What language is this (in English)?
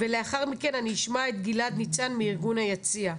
Hebrew